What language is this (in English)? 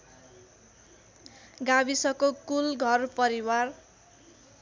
Nepali